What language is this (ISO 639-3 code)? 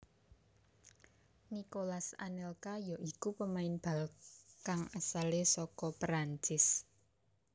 jav